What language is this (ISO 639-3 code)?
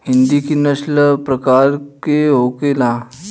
bho